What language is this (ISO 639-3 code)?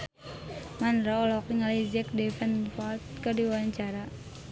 sun